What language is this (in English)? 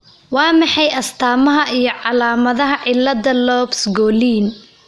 Somali